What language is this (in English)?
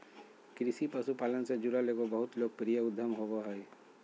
Magahi